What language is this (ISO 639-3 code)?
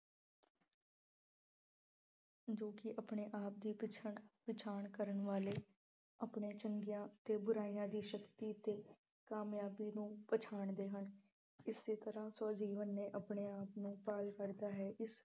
pan